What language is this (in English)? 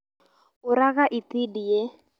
Kikuyu